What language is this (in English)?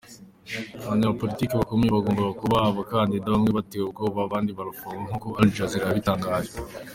Kinyarwanda